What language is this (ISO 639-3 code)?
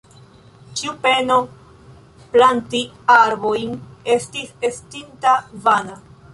epo